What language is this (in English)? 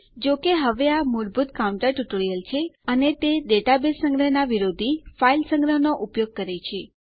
Gujarati